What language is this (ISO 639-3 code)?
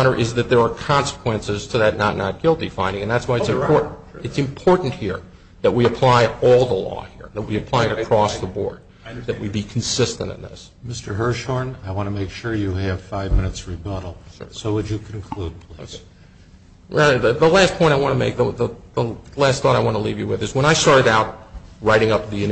eng